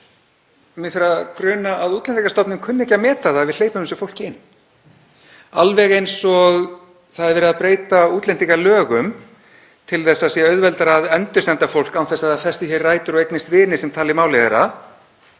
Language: Icelandic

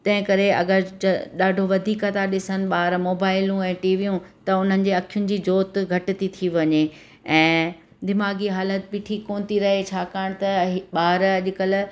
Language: Sindhi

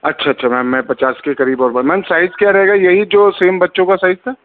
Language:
Urdu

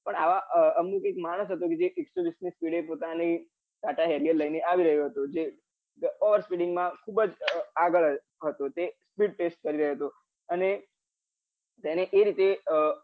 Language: Gujarati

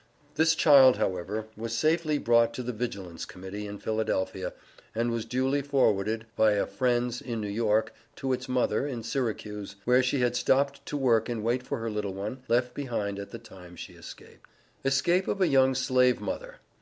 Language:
English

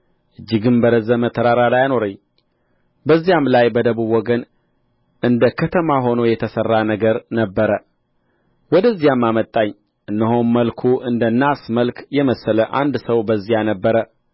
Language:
Amharic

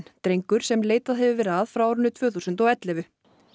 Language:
Icelandic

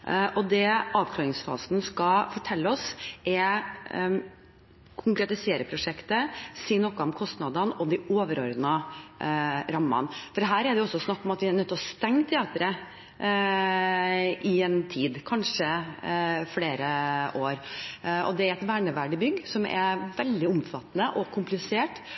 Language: Norwegian Bokmål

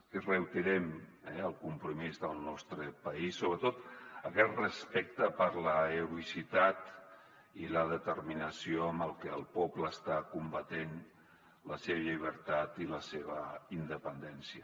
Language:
Catalan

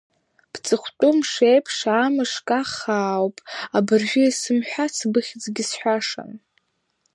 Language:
Abkhazian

